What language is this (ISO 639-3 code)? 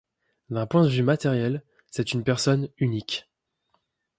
fra